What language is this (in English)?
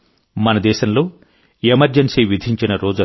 Telugu